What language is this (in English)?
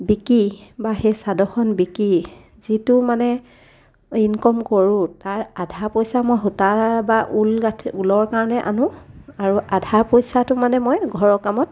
Assamese